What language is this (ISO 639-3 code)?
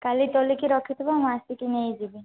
ori